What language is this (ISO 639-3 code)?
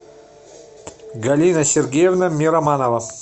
rus